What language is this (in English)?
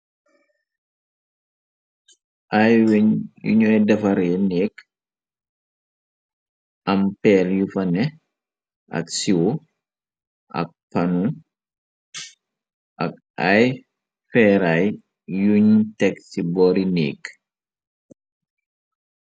Wolof